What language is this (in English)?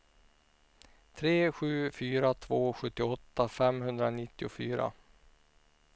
Swedish